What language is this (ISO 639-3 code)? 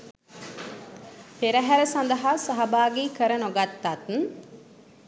sin